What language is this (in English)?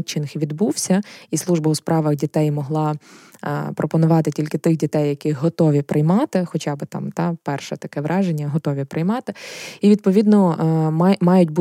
Ukrainian